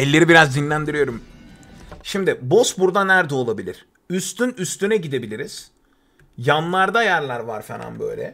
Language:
Turkish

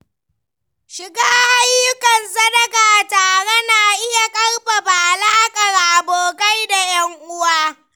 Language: Hausa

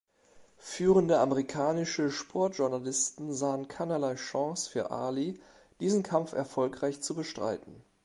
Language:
German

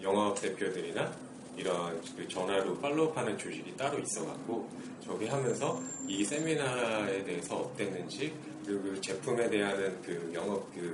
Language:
Korean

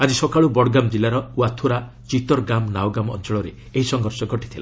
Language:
Odia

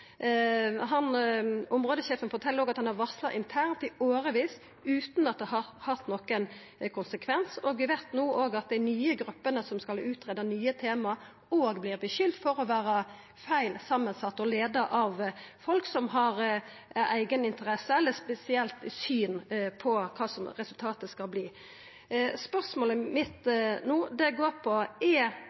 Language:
Norwegian Nynorsk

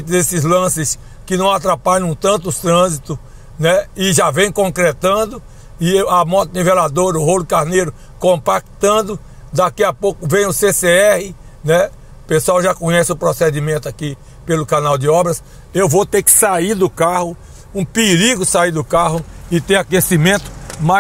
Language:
Portuguese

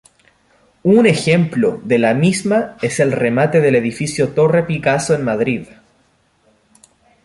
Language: Spanish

